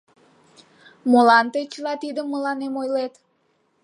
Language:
Mari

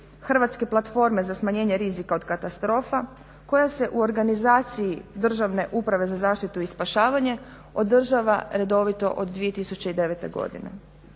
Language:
Croatian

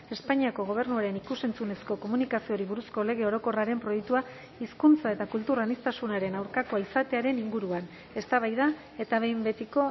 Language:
Basque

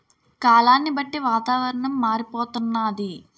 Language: Telugu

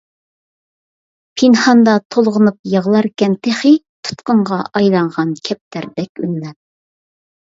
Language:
Uyghur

